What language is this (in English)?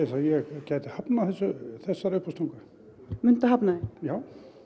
Icelandic